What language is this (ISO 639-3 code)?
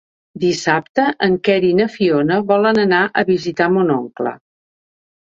cat